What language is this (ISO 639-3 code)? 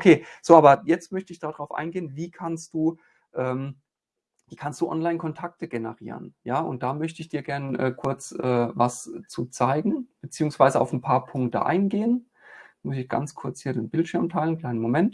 deu